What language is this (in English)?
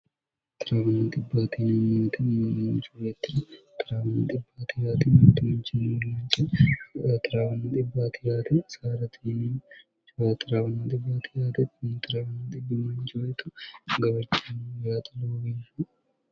Sidamo